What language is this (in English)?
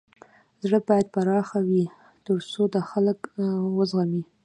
Pashto